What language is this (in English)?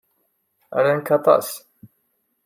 Kabyle